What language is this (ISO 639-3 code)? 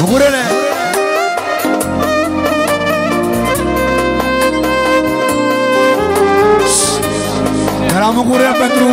ron